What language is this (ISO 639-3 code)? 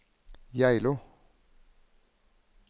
nor